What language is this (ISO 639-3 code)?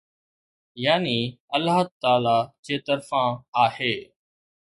snd